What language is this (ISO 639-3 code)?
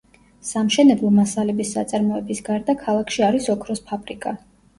kat